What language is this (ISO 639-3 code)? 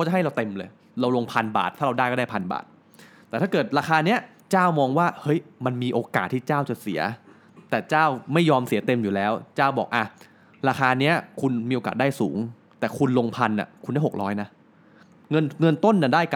tha